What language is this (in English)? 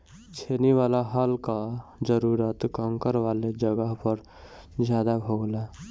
Bhojpuri